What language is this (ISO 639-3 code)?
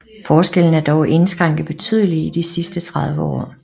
dan